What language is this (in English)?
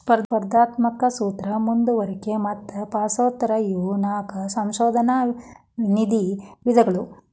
Kannada